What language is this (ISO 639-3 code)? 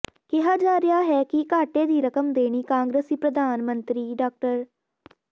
pan